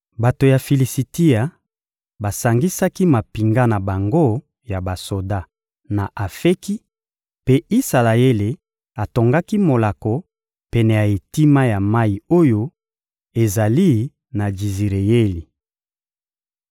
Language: Lingala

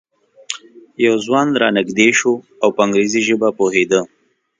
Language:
Pashto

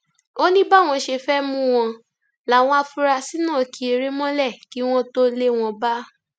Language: Yoruba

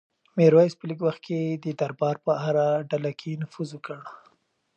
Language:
Pashto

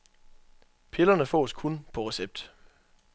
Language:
Danish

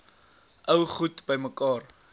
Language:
Afrikaans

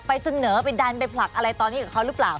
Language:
Thai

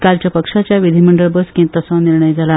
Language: Konkani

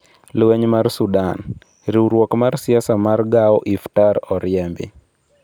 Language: Luo (Kenya and Tanzania)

